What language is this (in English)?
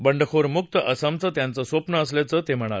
Marathi